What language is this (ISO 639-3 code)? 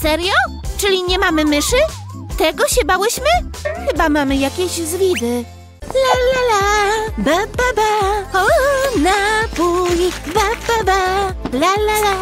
pol